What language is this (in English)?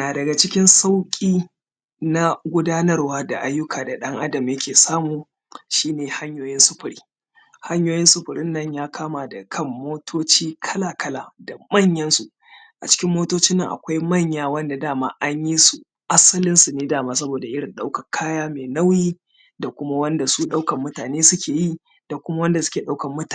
Hausa